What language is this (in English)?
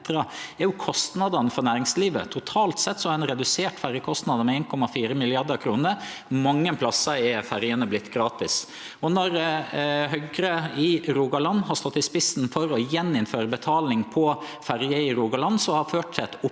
Norwegian